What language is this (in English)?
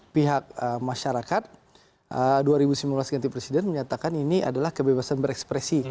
Indonesian